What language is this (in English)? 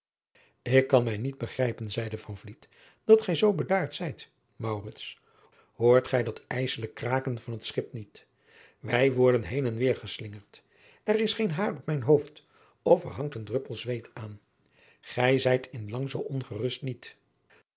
Dutch